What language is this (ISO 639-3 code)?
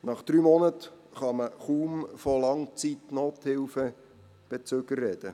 gsw